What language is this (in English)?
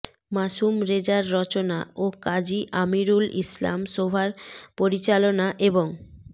Bangla